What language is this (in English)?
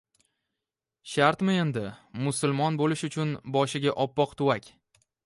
Uzbek